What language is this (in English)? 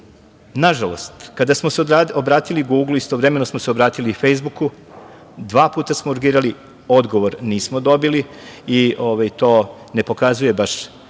Serbian